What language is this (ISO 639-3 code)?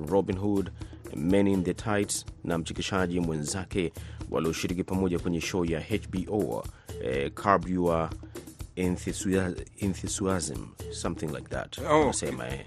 swa